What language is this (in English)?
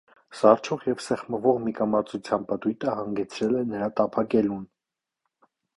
Armenian